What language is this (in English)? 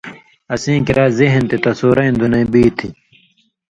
Indus Kohistani